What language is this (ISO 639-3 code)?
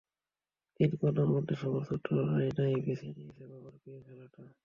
ben